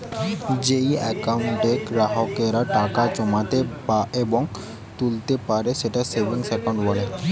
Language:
Bangla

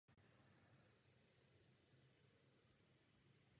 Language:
Czech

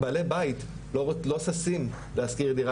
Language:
Hebrew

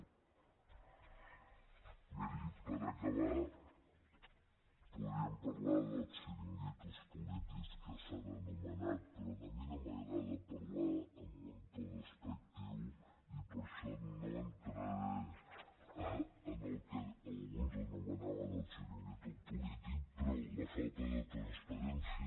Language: Catalan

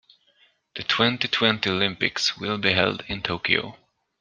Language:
English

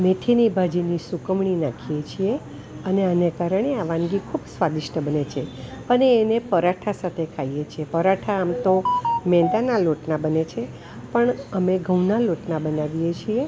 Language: Gujarati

